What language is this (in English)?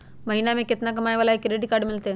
Magahi